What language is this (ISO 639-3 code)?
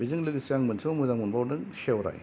brx